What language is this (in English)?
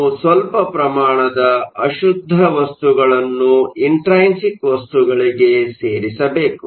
Kannada